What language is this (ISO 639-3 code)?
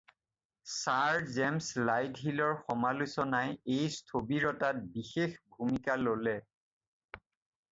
asm